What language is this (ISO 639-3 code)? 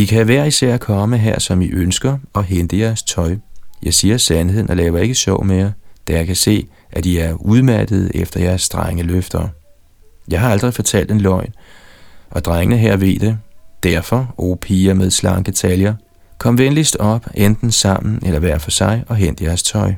dan